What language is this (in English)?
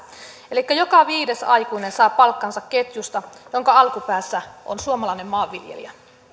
Finnish